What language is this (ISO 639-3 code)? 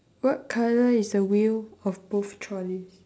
eng